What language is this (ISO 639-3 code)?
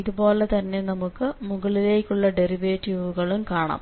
mal